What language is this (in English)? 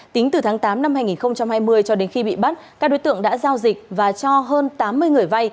Vietnamese